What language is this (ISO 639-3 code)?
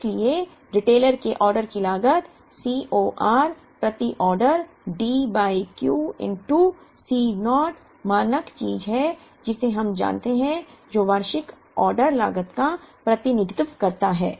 hin